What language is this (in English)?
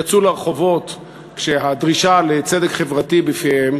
Hebrew